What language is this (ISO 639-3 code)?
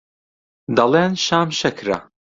ckb